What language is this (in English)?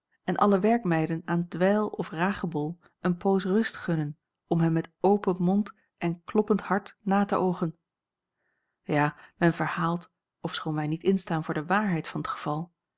Dutch